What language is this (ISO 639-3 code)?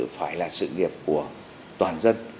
vie